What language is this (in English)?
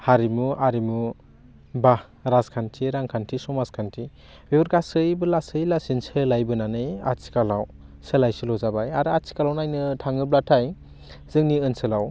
Bodo